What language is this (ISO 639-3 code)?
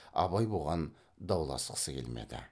kaz